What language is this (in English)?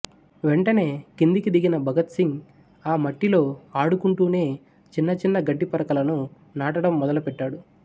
Telugu